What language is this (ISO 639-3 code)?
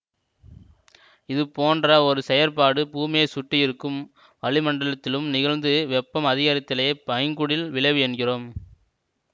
tam